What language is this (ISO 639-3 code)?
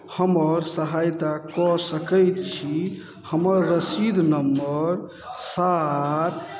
mai